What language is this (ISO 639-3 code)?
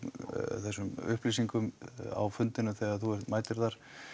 isl